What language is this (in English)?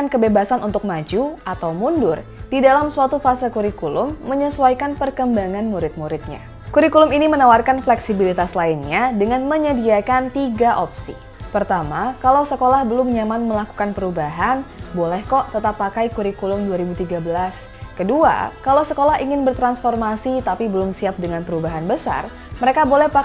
Indonesian